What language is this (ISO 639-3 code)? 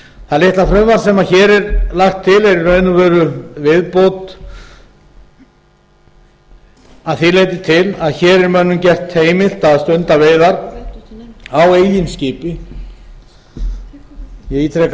isl